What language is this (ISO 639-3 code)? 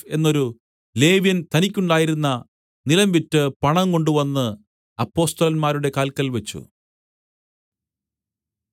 mal